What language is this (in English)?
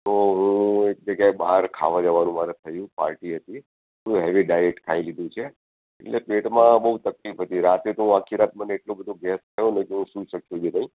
Gujarati